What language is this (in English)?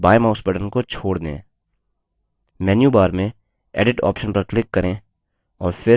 Hindi